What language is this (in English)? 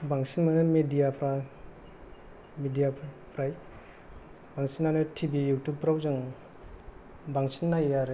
Bodo